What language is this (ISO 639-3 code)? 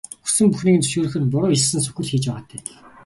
mon